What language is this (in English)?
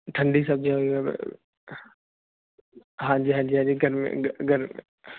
Punjabi